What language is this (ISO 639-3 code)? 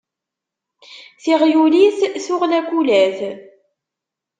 kab